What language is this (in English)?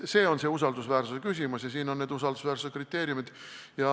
Estonian